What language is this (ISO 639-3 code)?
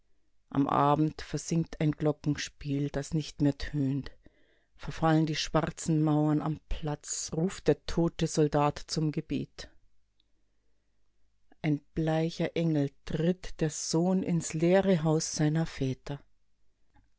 deu